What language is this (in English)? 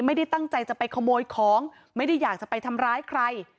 Thai